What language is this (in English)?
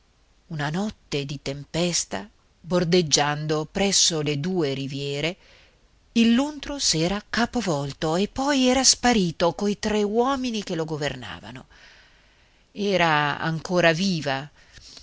Italian